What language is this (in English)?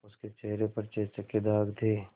Hindi